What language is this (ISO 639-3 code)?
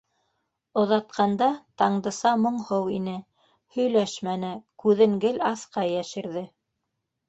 bak